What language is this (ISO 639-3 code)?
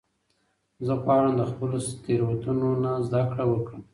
pus